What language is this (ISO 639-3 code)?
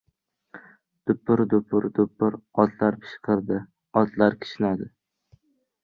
uzb